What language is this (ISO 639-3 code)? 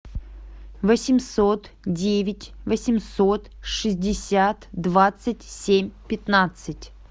rus